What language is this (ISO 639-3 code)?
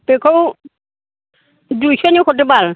brx